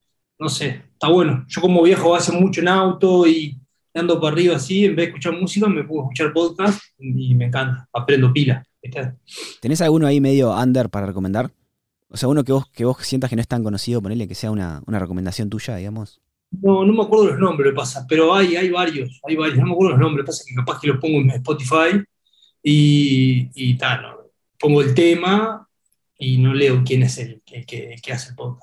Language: Spanish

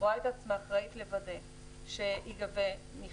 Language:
Hebrew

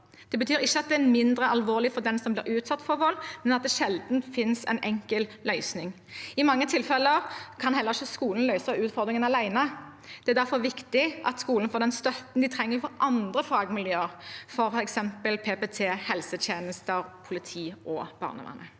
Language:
Norwegian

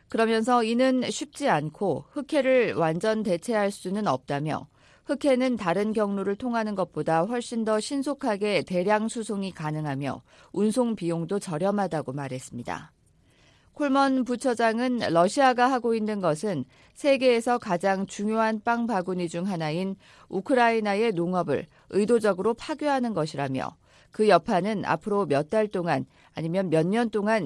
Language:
Korean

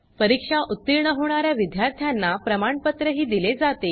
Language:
Marathi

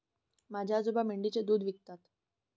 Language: Marathi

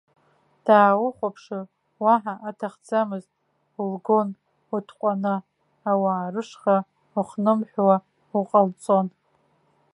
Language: Abkhazian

